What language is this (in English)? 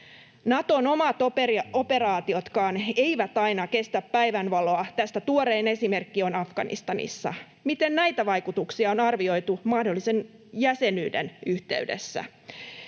Finnish